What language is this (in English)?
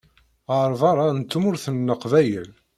Kabyle